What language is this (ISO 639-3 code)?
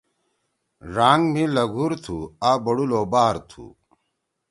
trw